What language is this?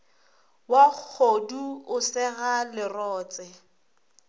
Northern Sotho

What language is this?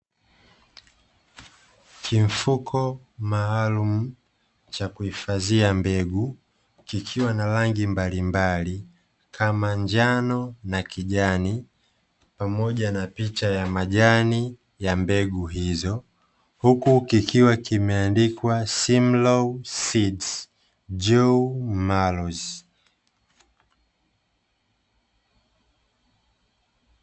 Swahili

